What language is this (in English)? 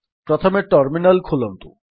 Odia